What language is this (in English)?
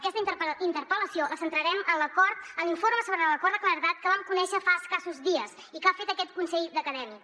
Catalan